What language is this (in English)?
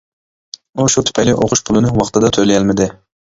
Uyghur